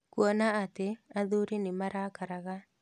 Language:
Kikuyu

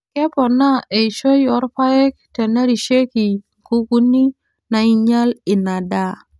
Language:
Masai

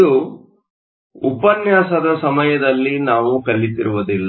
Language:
Kannada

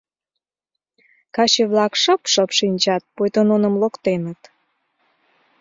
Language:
Mari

